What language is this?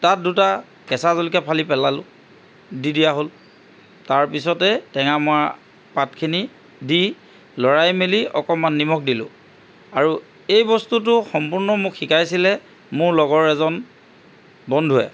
Assamese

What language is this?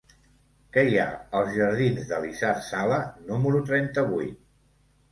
Catalan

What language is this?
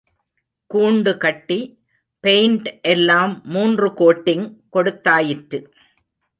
Tamil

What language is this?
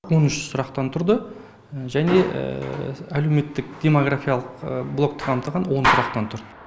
Kazakh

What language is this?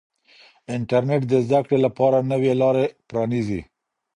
Pashto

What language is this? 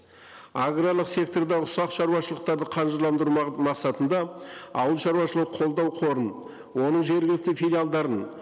Kazakh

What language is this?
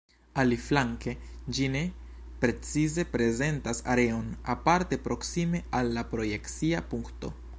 Esperanto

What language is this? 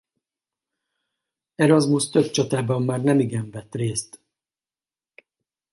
Hungarian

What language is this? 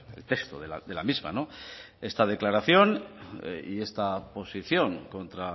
Spanish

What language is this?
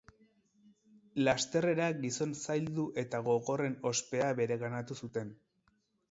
Basque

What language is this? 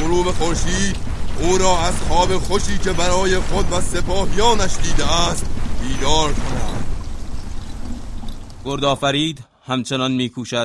Persian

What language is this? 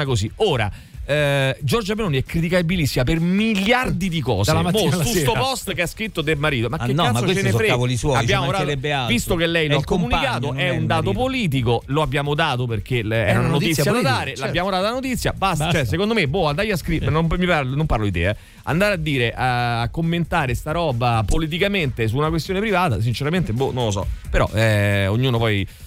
Italian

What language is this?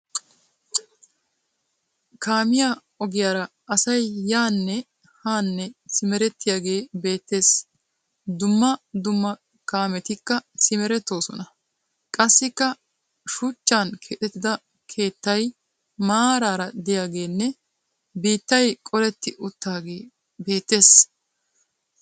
Wolaytta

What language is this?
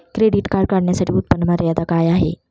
Marathi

